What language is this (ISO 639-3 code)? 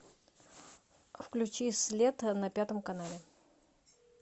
rus